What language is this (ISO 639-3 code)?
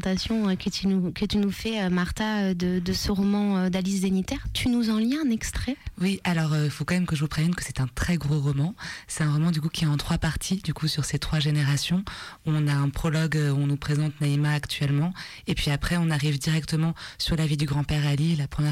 fra